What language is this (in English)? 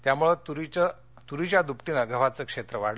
Marathi